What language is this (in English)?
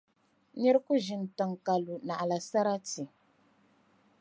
Dagbani